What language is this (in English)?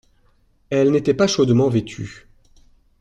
French